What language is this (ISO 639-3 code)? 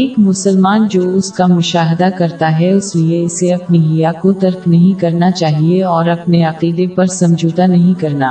urd